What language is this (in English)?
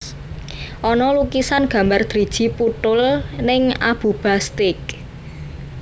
Javanese